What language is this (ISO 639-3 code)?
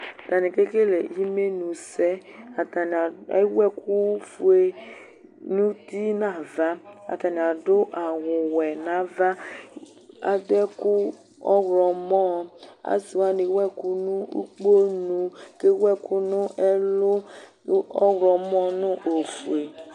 kpo